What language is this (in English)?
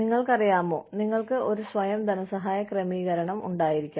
Malayalam